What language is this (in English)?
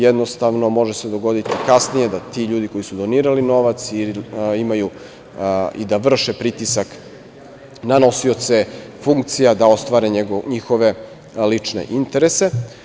Serbian